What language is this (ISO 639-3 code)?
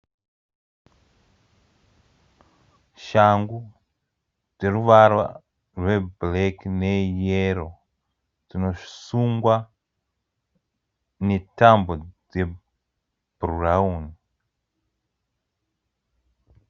sna